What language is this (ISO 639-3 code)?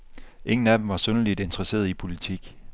dan